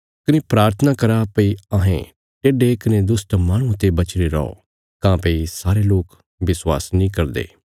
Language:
Bilaspuri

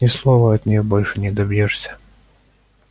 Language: Russian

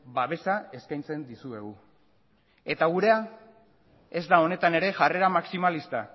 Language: Basque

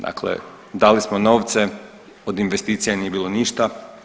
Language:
Croatian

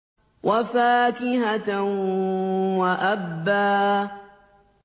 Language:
Arabic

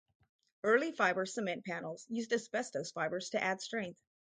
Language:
English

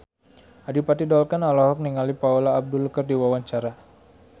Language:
Sundanese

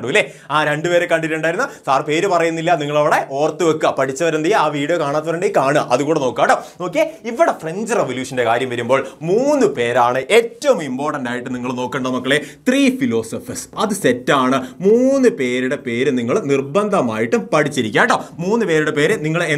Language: Malayalam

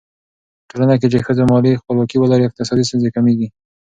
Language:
Pashto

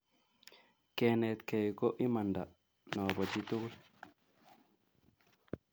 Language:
Kalenjin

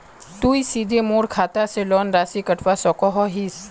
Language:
Magahi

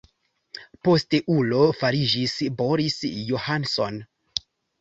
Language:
Esperanto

